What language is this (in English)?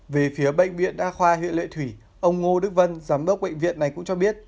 Vietnamese